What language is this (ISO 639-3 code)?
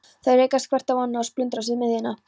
isl